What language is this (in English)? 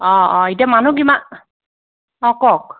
Assamese